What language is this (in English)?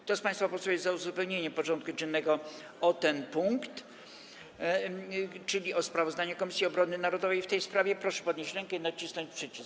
Polish